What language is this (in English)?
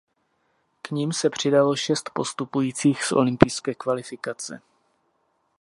Czech